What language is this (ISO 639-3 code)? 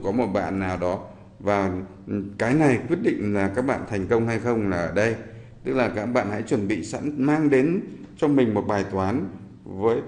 vie